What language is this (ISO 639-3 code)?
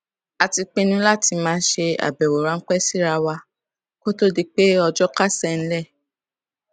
yor